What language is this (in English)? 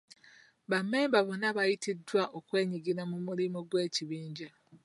Ganda